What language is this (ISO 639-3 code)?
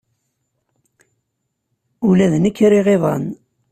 kab